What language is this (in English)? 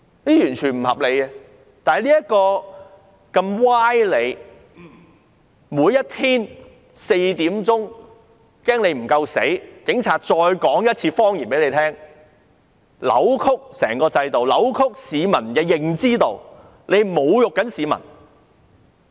Cantonese